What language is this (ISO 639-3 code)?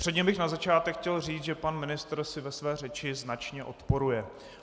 ces